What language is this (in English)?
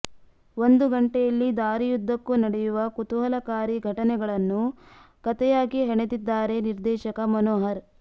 Kannada